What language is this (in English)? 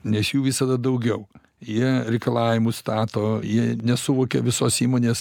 Lithuanian